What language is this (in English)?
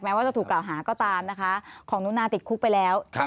Thai